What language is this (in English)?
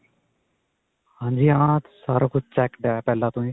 Punjabi